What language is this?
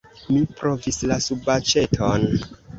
Esperanto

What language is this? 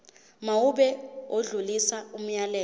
Zulu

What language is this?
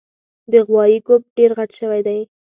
Pashto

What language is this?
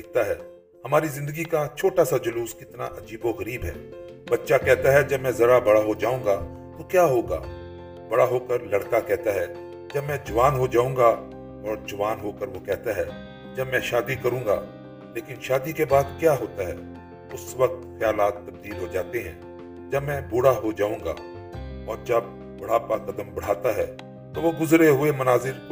Urdu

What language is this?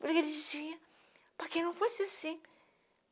Portuguese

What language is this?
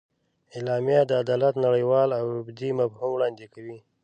Pashto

